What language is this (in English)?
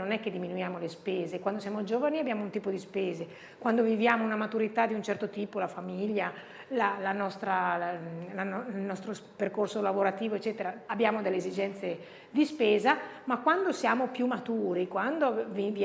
Italian